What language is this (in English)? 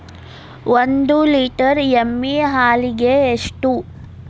Kannada